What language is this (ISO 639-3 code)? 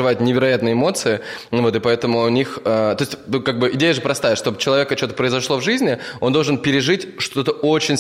rus